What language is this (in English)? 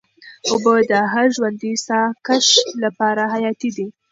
Pashto